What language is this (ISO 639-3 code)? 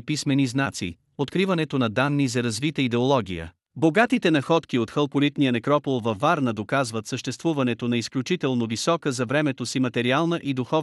bul